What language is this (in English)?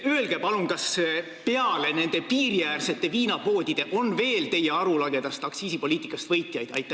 Estonian